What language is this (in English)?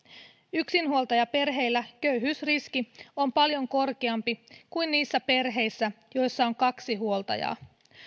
Finnish